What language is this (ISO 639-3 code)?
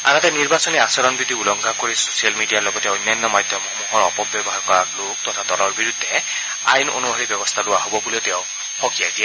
asm